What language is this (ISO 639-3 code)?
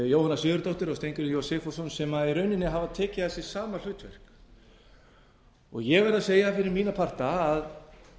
isl